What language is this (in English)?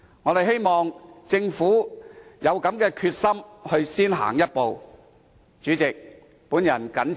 Cantonese